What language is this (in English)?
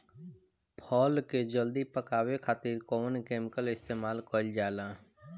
Bhojpuri